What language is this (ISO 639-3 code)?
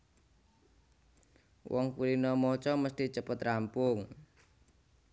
jav